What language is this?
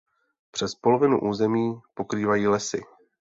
Czech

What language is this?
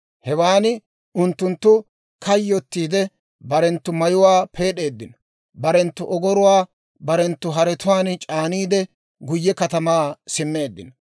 Dawro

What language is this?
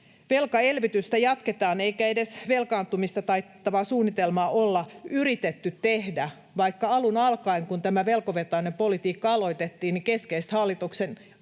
Finnish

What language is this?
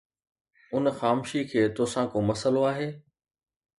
Sindhi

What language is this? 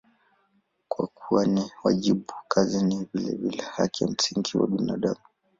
Swahili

